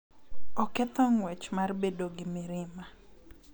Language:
Luo (Kenya and Tanzania)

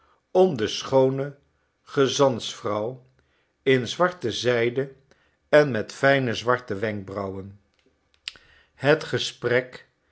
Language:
Dutch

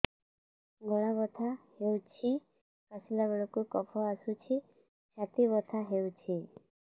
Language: Odia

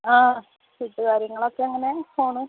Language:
Malayalam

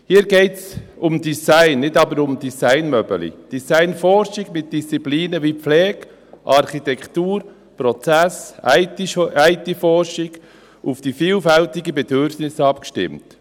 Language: Swiss German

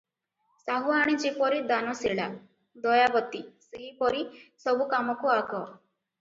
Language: Odia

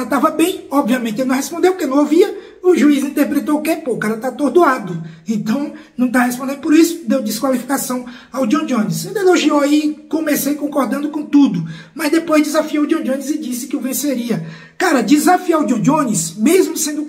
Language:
Portuguese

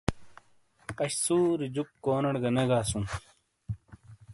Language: Shina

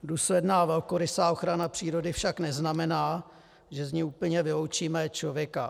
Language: Czech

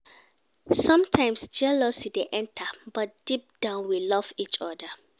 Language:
Nigerian Pidgin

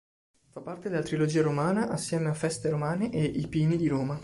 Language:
Italian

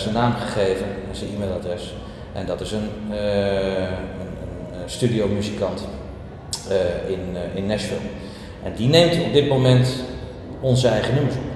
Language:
Dutch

